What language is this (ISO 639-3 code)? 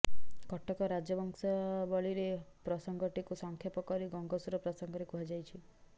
ori